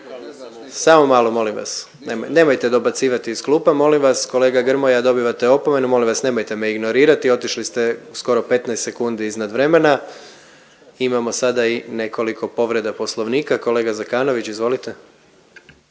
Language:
Croatian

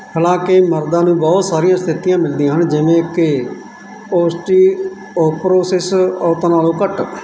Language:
Punjabi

